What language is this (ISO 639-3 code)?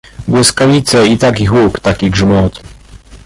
pol